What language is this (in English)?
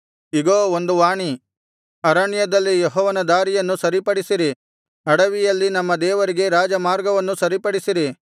Kannada